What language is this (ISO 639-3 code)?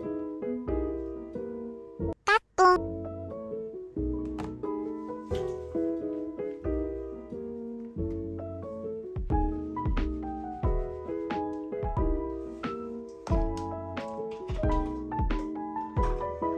kor